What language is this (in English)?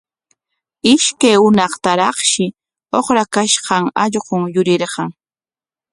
Corongo Ancash Quechua